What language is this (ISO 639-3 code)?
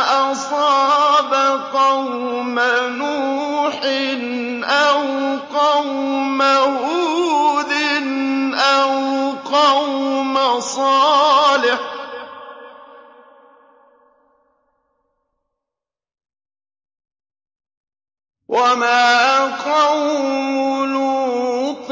ara